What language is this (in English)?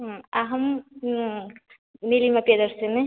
Sanskrit